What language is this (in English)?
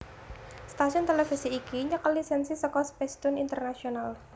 Javanese